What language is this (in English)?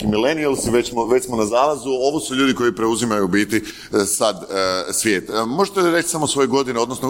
Croatian